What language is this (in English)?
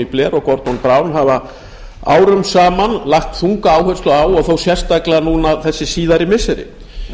Icelandic